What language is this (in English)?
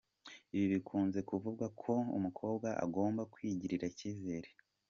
Kinyarwanda